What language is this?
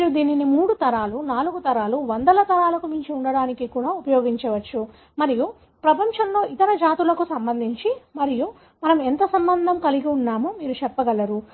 Telugu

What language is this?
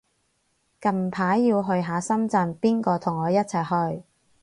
Cantonese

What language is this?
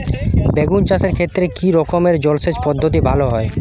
Bangla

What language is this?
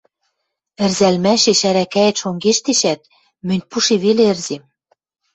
Western Mari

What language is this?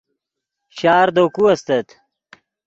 Yidgha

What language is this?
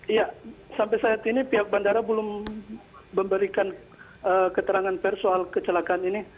Indonesian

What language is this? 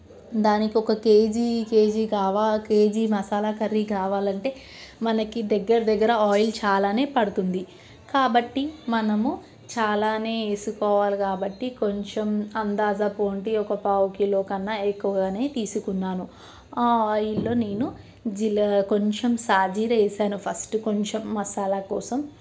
Telugu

